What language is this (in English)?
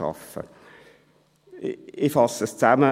Swiss German